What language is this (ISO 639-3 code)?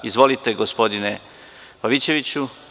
srp